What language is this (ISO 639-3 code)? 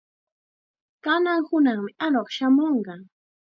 qxa